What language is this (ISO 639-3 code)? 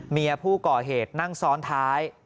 tha